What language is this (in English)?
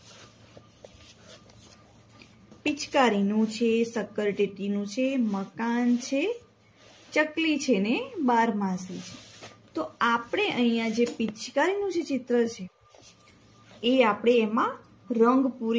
Gujarati